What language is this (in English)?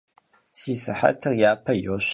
Kabardian